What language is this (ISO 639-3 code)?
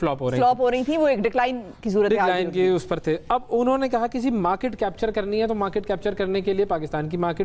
hin